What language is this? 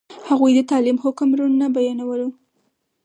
Pashto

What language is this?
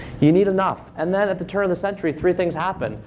English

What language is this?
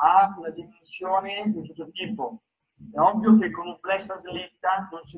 Italian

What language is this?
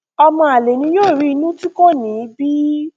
Yoruba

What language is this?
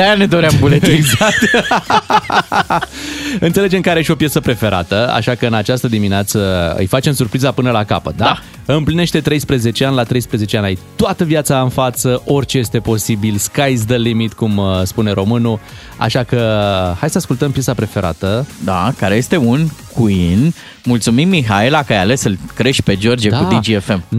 Romanian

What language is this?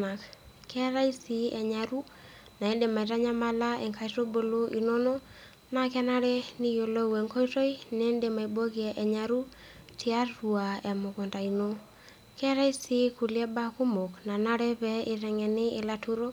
Masai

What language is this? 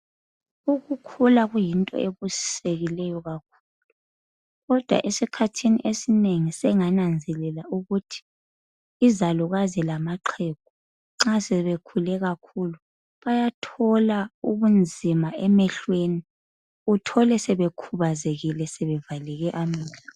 North Ndebele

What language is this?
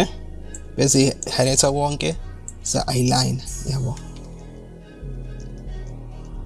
English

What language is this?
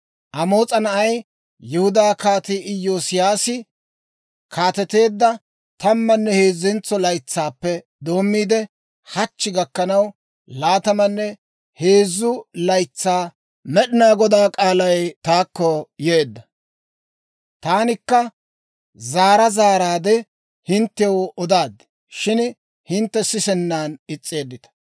Dawro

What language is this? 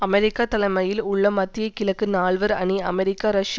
Tamil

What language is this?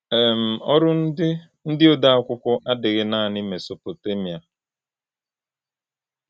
Igbo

